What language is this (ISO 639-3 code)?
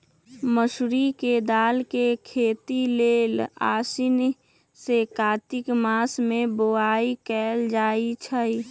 mag